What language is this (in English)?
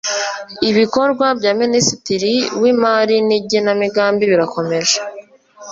Kinyarwanda